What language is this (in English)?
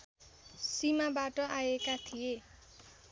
Nepali